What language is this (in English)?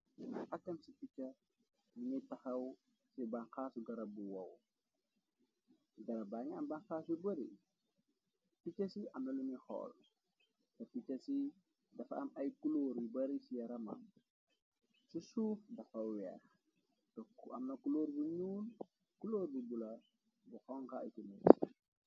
Wolof